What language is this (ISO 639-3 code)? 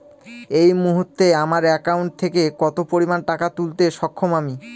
ben